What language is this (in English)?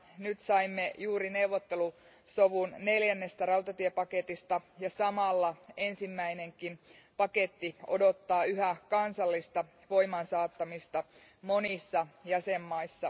Finnish